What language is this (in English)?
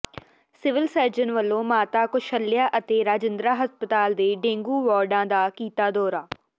Punjabi